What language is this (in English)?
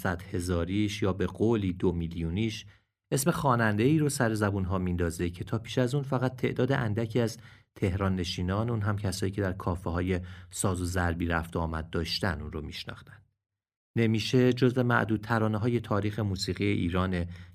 Persian